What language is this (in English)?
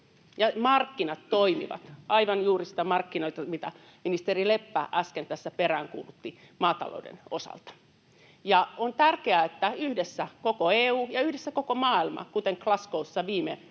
Finnish